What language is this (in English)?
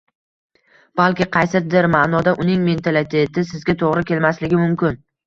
Uzbek